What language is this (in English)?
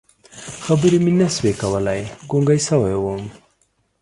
Pashto